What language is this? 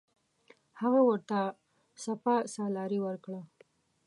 Pashto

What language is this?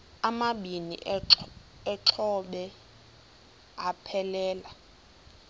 Xhosa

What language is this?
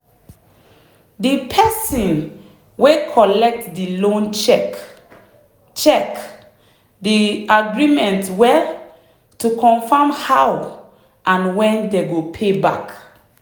Nigerian Pidgin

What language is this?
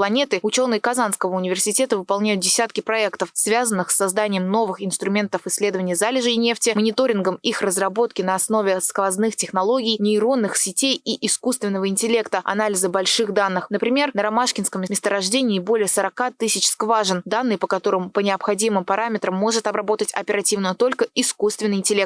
Russian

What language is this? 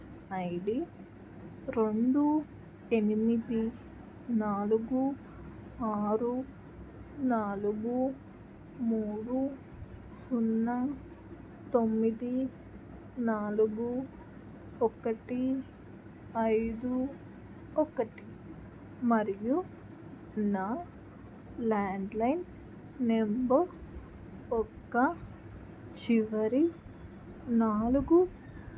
Telugu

